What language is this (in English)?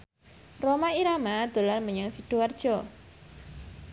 Javanese